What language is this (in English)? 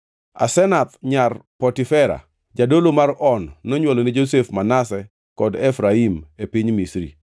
Luo (Kenya and Tanzania)